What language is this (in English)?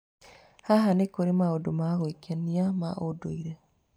Kikuyu